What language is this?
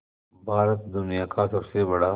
Hindi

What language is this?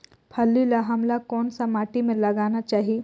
Chhattisgarhi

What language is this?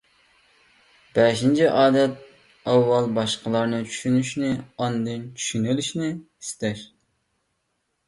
Uyghur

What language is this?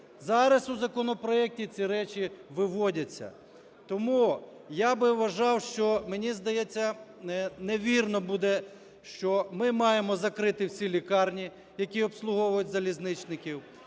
Ukrainian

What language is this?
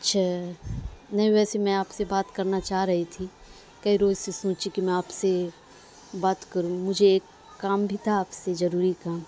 Urdu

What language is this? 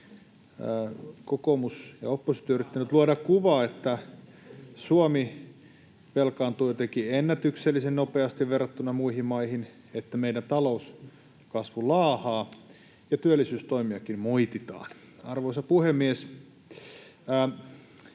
Finnish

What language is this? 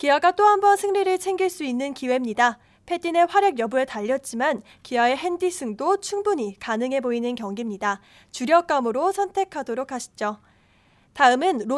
Korean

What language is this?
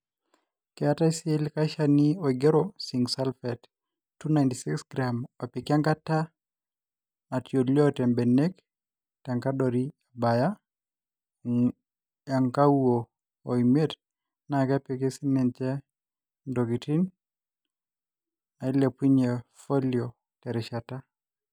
Masai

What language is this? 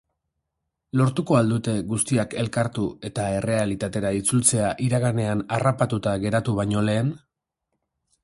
Basque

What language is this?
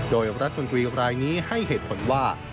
Thai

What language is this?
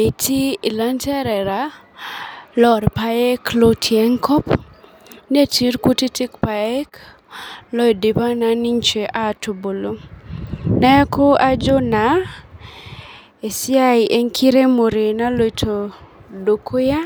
Masai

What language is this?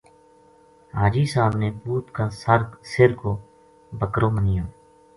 Gujari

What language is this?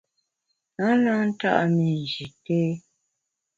Bamun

